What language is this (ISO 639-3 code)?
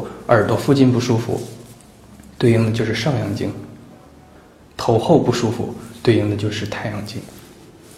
zho